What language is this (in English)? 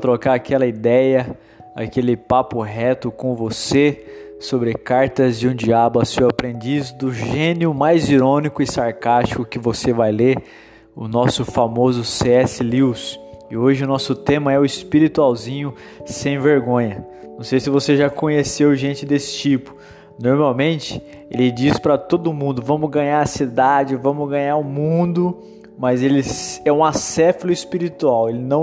Portuguese